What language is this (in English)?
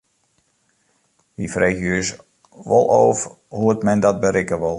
Western Frisian